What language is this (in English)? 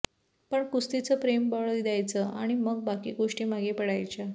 Marathi